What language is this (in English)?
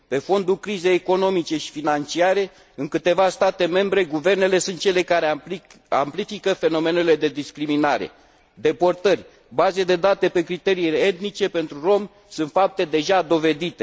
Romanian